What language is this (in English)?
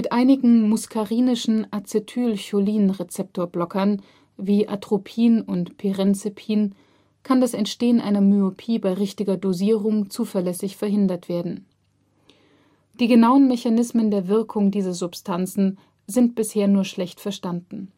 German